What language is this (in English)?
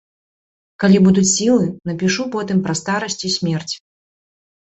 Belarusian